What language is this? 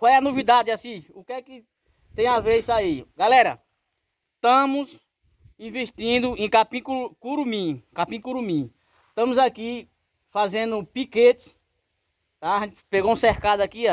Portuguese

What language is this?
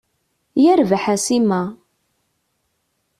Kabyle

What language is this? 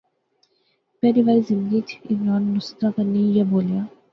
Pahari-Potwari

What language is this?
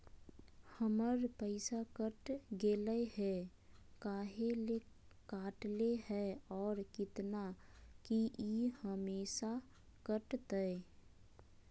Magahi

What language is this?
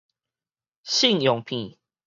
Min Nan Chinese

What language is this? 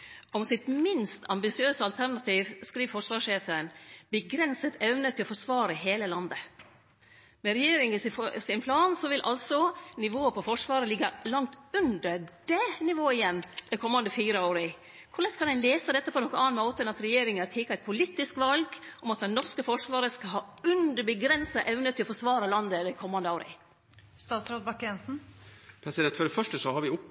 Norwegian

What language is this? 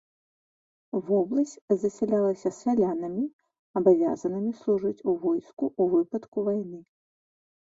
Belarusian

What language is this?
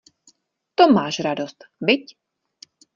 Czech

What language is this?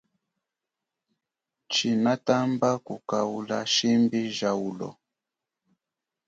Chokwe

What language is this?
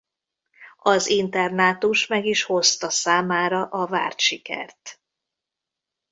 Hungarian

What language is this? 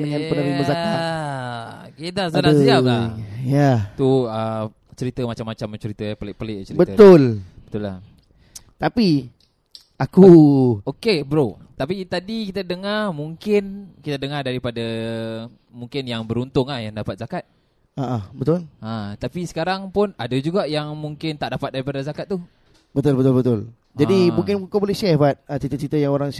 Malay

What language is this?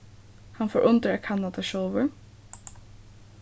Faroese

